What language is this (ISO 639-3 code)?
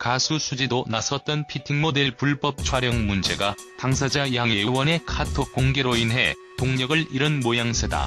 kor